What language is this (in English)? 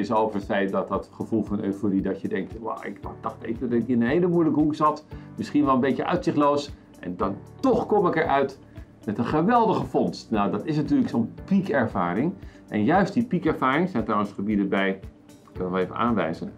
Dutch